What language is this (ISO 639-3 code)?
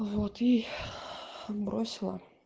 rus